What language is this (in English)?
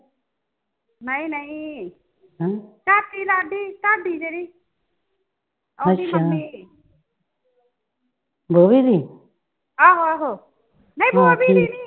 Punjabi